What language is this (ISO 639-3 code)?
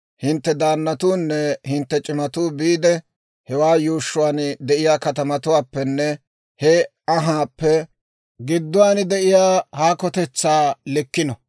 dwr